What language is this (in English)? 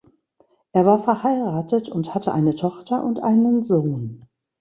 German